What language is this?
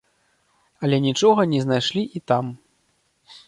Belarusian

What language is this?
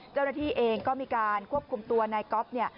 Thai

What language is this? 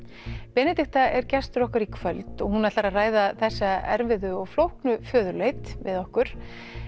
Icelandic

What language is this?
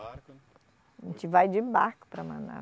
Portuguese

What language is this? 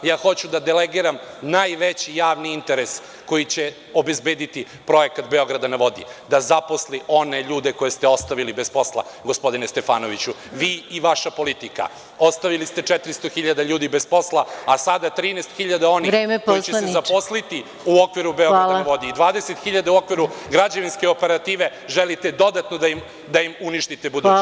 Serbian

